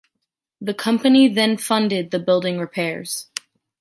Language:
English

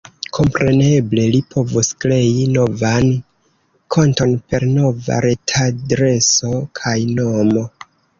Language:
Esperanto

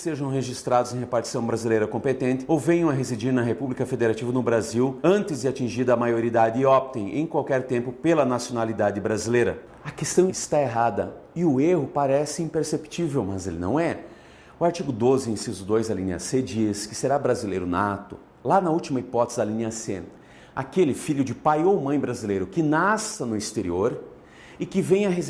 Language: Portuguese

